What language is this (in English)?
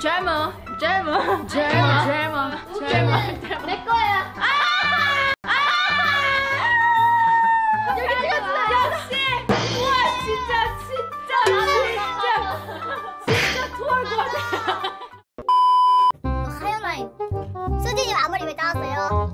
Korean